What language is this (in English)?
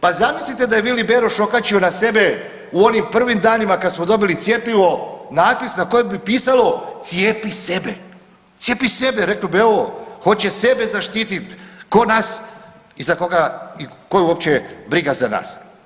Croatian